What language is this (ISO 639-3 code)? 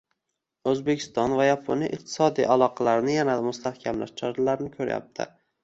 uzb